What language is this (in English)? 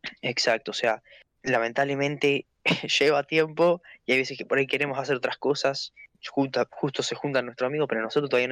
Spanish